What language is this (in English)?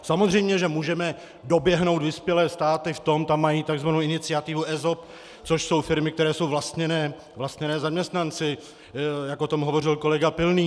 Czech